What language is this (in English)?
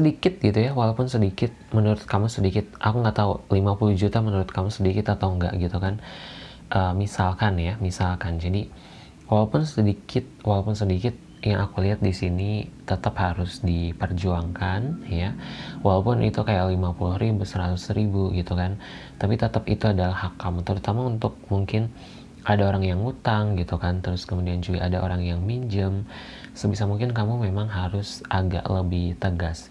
Indonesian